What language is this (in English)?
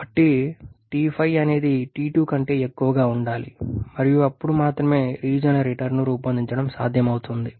Telugu